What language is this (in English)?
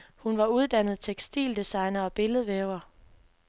Danish